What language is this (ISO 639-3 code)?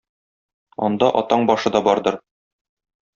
tat